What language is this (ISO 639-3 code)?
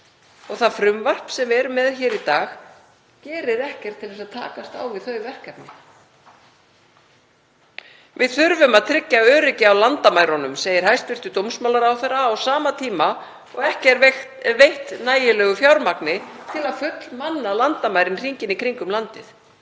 isl